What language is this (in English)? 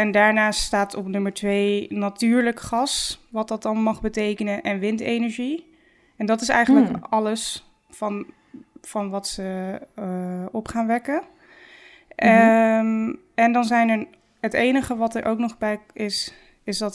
Dutch